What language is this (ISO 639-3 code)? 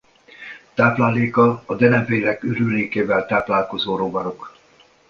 hun